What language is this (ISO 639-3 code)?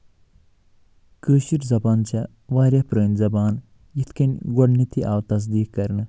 kas